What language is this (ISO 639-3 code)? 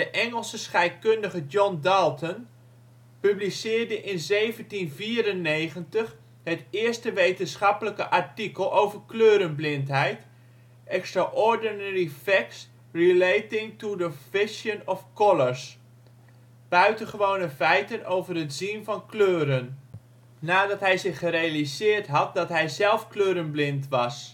nld